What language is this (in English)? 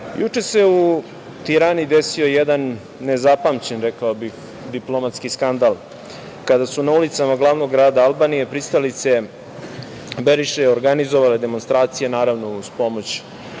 Serbian